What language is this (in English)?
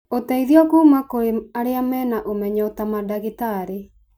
Kikuyu